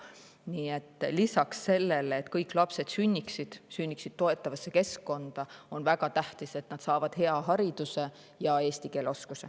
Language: Estonian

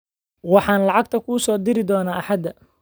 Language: Somali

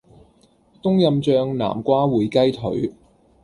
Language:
Cantonese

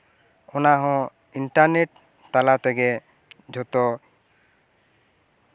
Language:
Santali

